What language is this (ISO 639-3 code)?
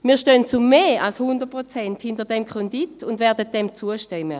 gsw